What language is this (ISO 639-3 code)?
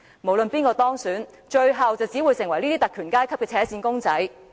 yue